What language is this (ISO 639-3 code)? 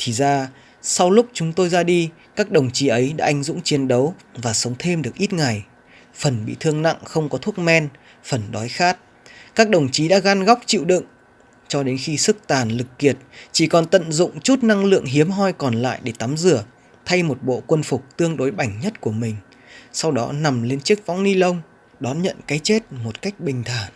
vie